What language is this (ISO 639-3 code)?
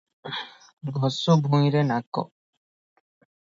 ori